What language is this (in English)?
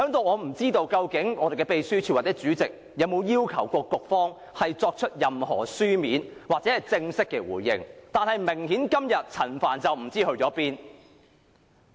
Cantonese